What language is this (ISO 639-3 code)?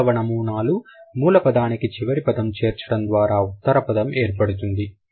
tel